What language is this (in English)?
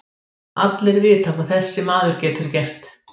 Icelandic